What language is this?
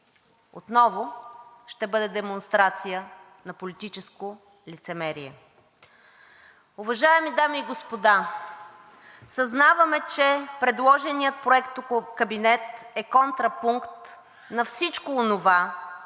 Bulgarian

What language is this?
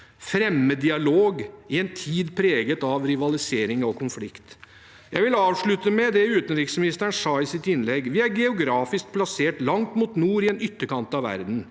Norwegian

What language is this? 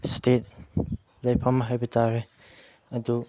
Manipuri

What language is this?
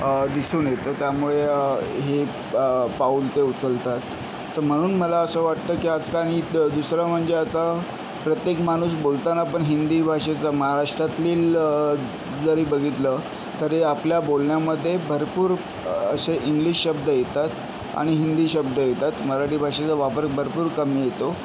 Marathi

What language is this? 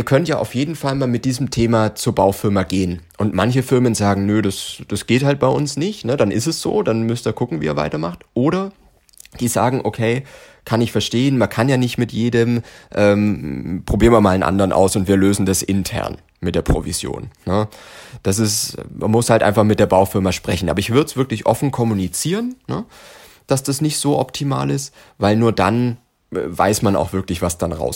German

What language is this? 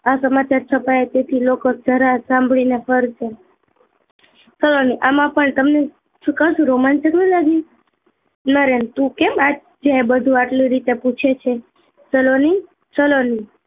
Gujarati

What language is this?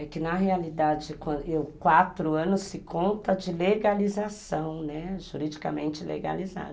Portuguese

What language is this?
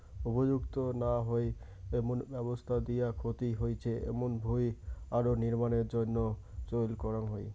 Bangla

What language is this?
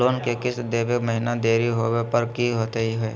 Magahi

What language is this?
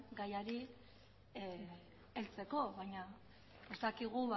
Basque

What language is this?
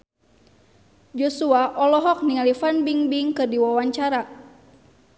Sundanese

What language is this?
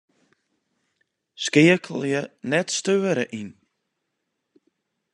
Western Frisian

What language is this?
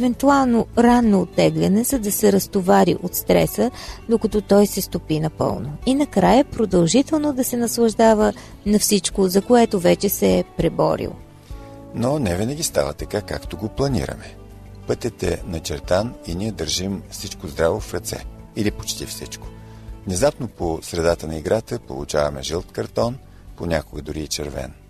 Bulgarian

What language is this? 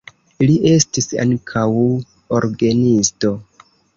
Esperanto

